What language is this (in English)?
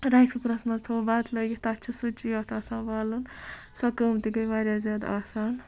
Kashmiri